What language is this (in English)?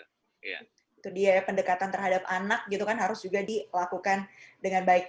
Indonesian